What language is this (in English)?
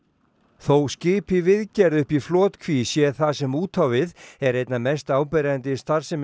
Icelandic